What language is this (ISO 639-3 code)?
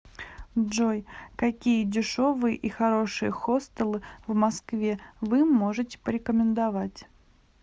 rus